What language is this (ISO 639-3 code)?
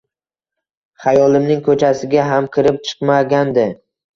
uzb